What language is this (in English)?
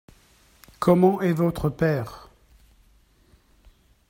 French